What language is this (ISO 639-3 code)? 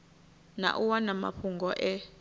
ven